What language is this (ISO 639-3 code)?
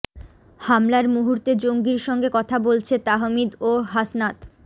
ben